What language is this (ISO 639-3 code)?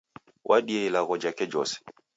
dav